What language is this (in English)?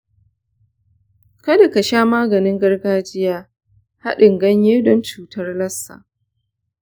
Hausa